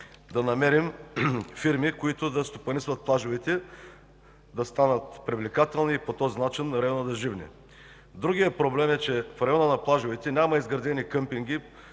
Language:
Bulgarian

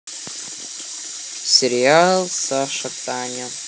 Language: Russian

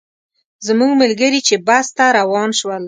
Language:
Pashto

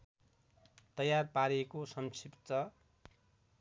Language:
Nepali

